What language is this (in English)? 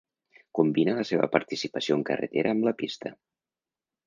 Catalan